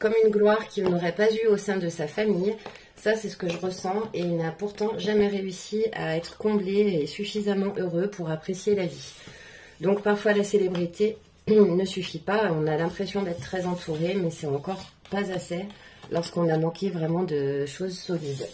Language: French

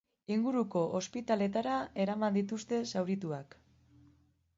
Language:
Basque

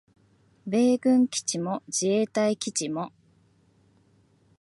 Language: Japanese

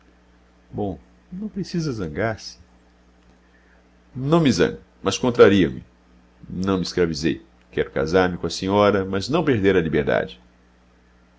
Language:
Portuguese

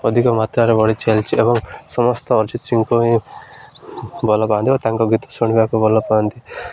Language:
Odia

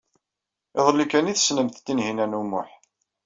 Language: Kabyle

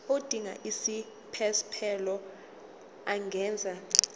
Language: Zulu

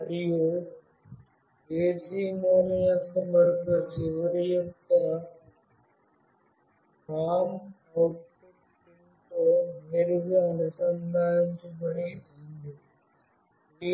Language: Telugu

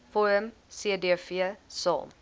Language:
Afrikaans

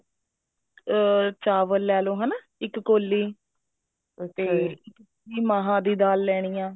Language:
Punjabi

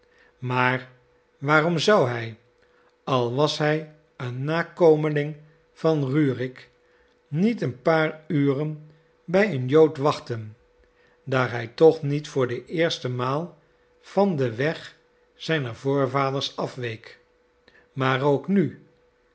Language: Dutch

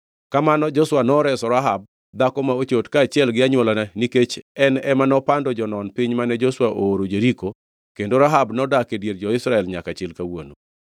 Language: Luo (Kenya and Tanzania)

